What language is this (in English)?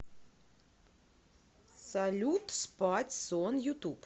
Russian